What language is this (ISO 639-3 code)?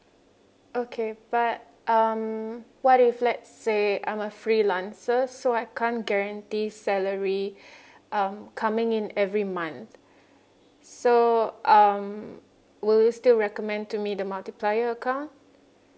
eng